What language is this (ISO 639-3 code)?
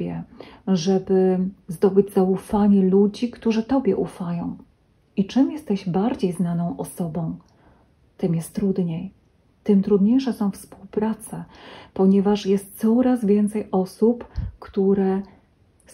pol